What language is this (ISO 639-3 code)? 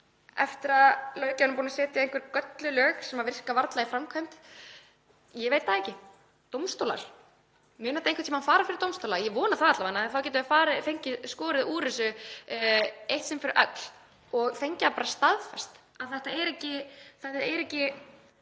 isl